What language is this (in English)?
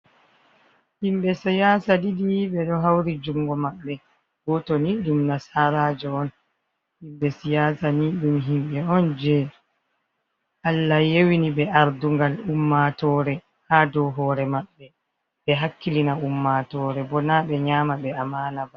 Fula